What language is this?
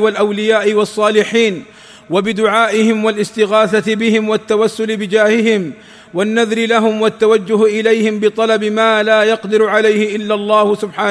Arabic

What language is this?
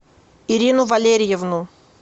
Russian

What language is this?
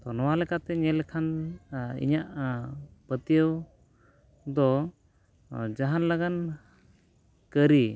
Santali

